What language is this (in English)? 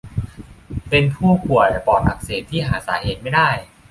Thai